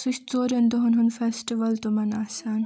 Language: Kashmiri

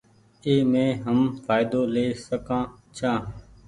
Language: Goaria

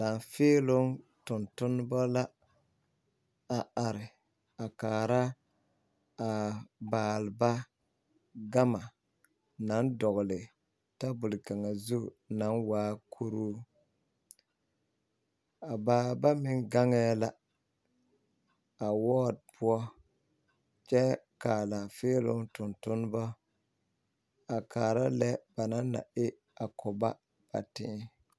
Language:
Southern Dagaare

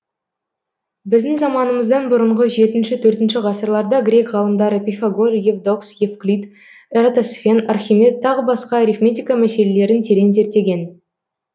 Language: Kazakh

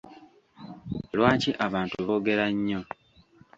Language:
Ganda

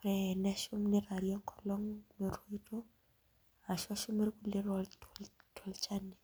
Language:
Masai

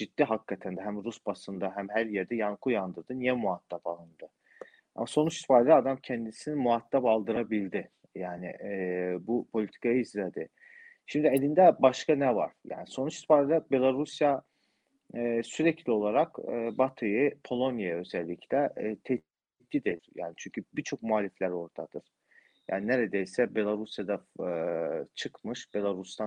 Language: Turkish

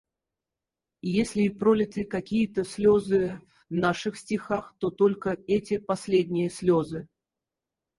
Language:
Russian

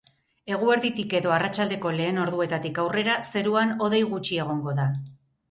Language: Basque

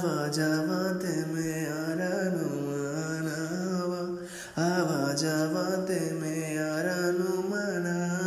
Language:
Telugu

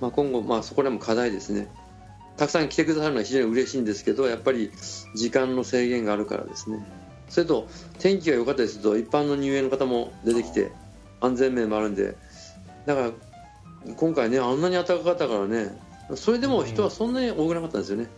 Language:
Japanese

